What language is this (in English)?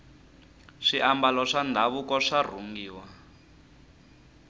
Tsonga